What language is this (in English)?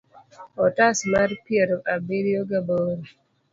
Luo (Kenya and Tanzania)